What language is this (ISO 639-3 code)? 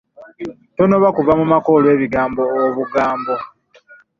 lug